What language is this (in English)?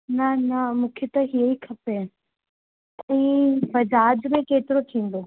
Sindhi